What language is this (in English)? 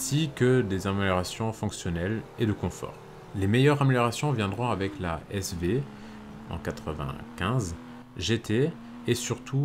French